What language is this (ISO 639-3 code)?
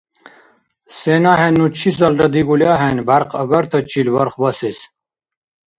dar